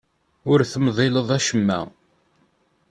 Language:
Kabyle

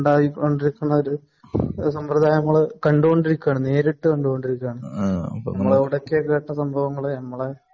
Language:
Malayalam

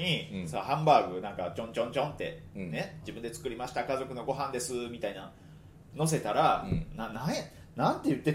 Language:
Japanese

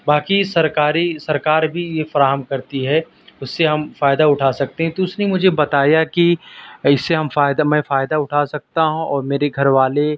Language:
Urdu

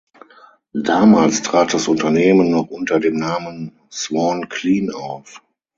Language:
German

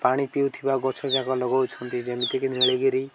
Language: Odia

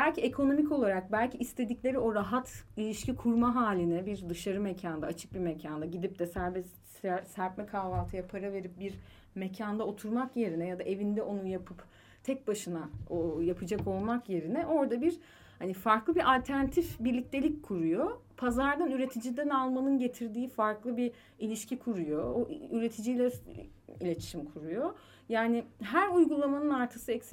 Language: Turkish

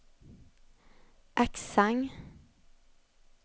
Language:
Swedish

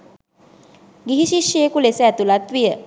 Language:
Sinhala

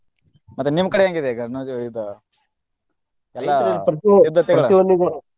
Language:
Kannada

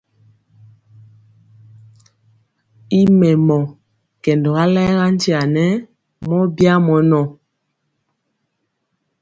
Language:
Mpiemo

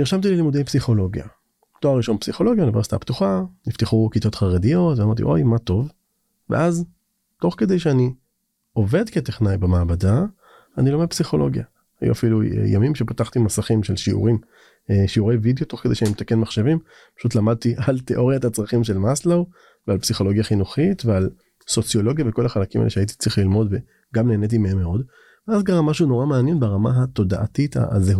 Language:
Hebrew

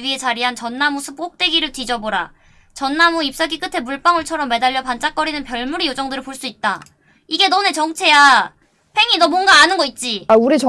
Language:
Korean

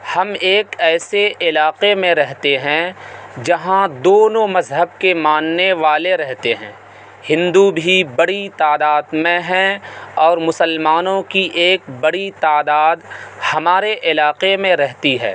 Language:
Urdu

